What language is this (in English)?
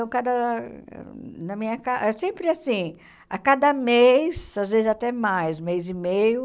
Portuguese